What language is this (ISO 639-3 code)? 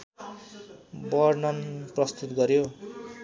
nep